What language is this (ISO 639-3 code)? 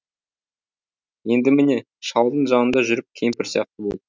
kaz